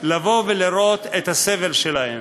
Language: Hebrew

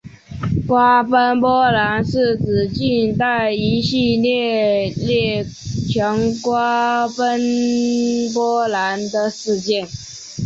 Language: Chinese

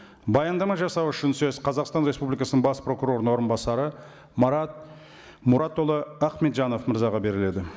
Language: Kazakh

